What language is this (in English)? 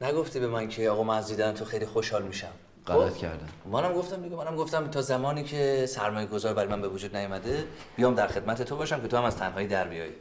Persian